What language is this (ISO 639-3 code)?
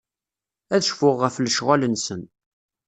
kab